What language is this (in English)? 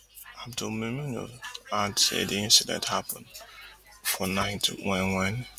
Nigerian Pidgin